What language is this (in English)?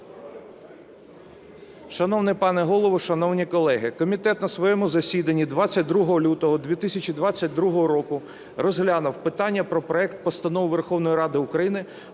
Ukrainian